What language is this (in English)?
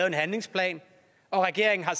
Danish